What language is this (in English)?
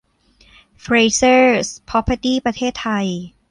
Thai